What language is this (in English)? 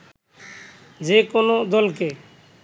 Bangla